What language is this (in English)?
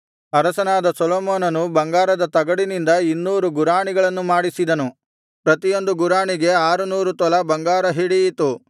Kannada